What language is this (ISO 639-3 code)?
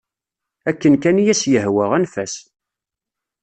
kab